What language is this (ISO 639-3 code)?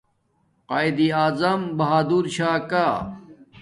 dmk